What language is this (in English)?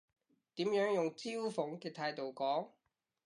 Cantonese